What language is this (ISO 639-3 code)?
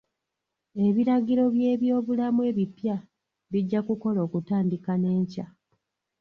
lug